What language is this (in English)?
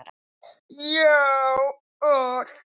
Icelandic